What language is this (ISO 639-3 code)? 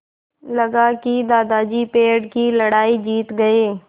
hin